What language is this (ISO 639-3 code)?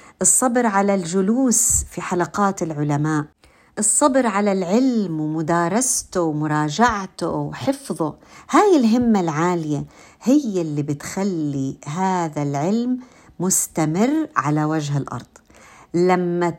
ara